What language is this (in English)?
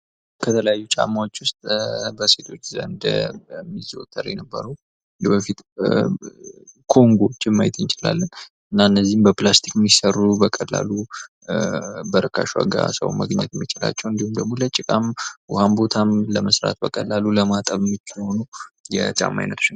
Amharic